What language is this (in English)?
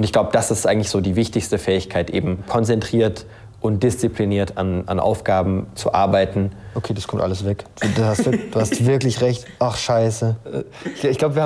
German